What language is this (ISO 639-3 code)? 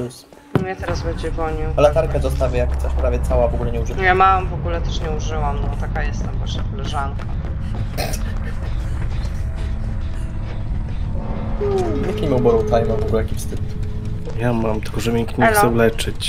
pol